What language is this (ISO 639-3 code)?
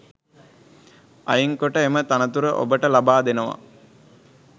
sin